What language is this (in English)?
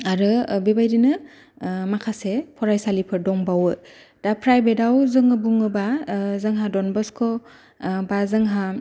Bodo